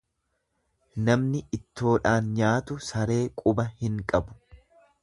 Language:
Oromo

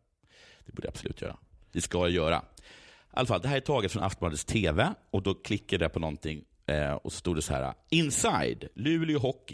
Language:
Swedish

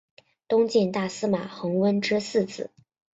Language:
Chinese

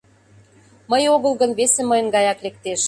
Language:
Mari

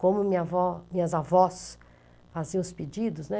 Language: Portuguese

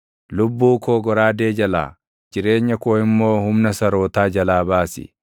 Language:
Oromo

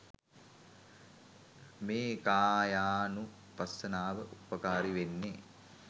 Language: Sinhala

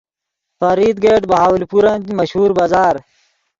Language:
Yidgha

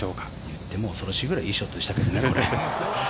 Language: Japanese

